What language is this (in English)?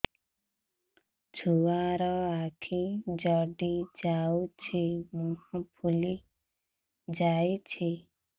Odia